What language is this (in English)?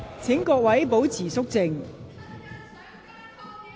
Cantonese